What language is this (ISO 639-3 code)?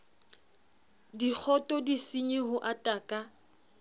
sot